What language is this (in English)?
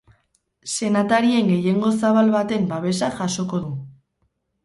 Basque